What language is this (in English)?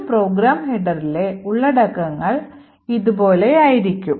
Malayalam